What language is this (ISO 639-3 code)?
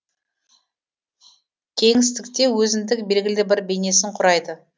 kaz